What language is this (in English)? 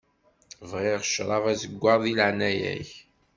Kabyle